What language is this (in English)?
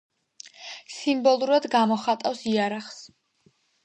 Georgian